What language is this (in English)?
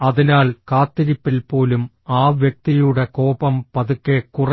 Malayalam